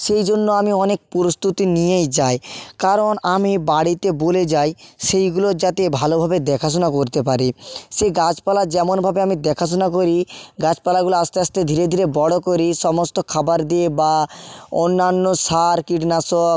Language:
Bangla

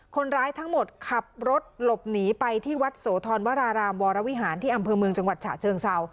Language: Thai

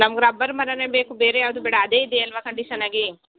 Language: Kannada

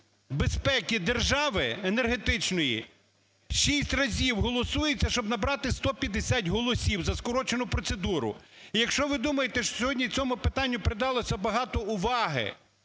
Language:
Ukrainian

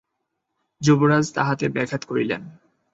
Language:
Bangla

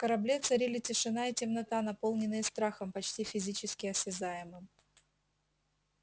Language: Russian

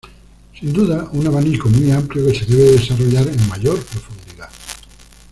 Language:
Spanish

